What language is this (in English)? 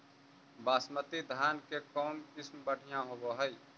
Magahi